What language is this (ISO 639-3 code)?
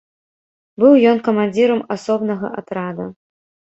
bel